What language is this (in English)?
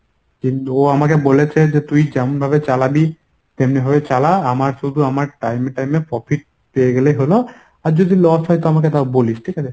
Bangla